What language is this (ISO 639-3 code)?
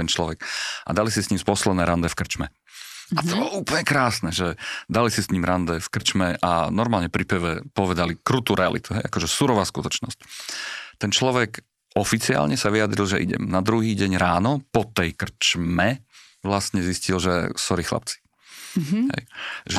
slk